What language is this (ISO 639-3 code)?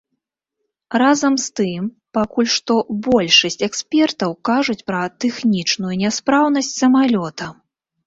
bel